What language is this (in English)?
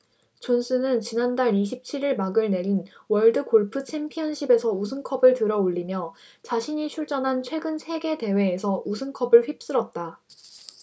Korean